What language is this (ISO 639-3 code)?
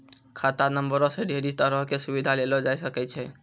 mai